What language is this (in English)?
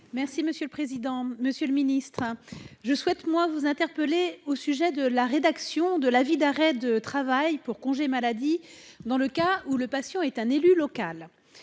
French